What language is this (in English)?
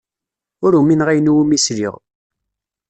Kabyle